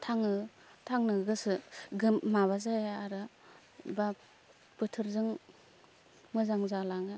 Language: Bodo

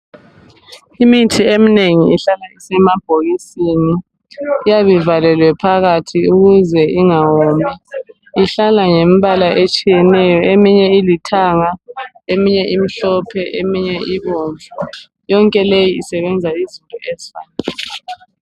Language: North Ndebele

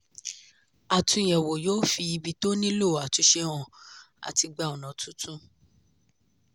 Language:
Yoruba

